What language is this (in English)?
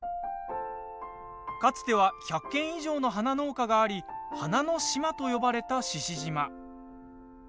Japanese